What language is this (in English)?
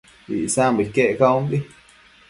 Matsés